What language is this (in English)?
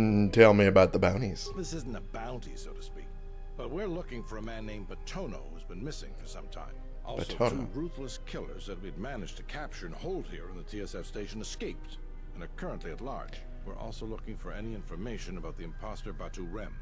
English